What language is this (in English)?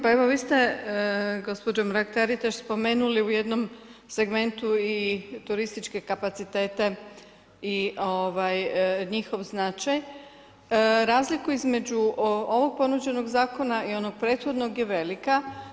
Croatian